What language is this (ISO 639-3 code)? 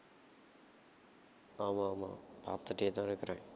tam